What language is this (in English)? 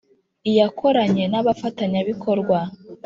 Kinyarwanda